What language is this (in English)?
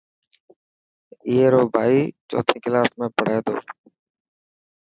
Dhatki